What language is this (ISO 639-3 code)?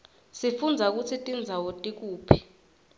ssw